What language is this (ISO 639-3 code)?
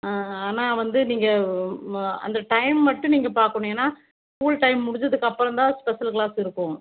tam